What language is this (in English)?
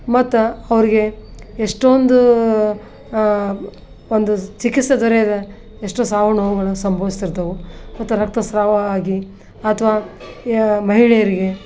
Kannada